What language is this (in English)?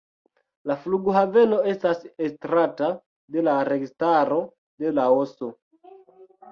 Esperanto